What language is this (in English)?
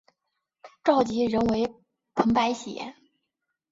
Chinese